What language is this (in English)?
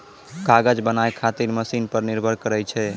Maithili